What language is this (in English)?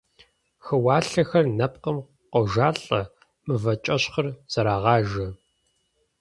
Kabardian